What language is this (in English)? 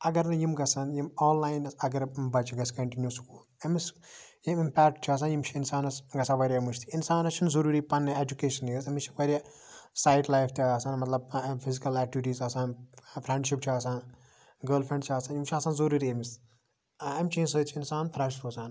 Kashmiri